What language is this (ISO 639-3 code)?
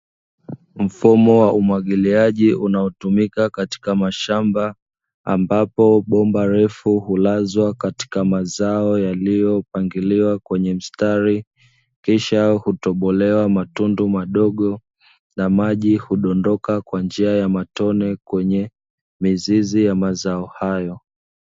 swa